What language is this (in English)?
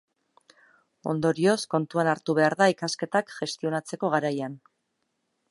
Basque